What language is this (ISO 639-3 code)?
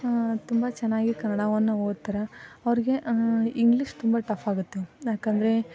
kan